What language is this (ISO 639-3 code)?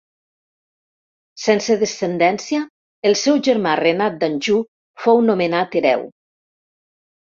cat